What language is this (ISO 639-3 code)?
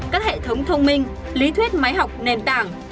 vie